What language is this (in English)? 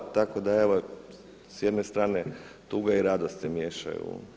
Croatian